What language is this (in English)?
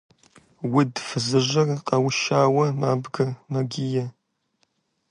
Kabardian